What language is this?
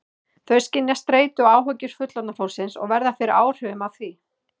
Icelandic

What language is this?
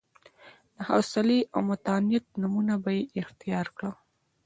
Pashto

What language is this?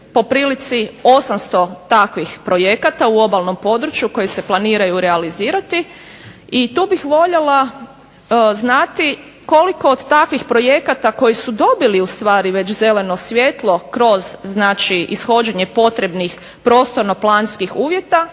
Croatian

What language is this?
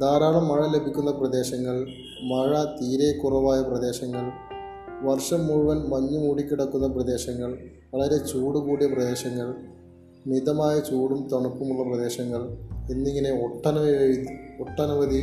Malayalam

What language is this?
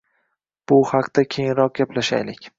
Uzbek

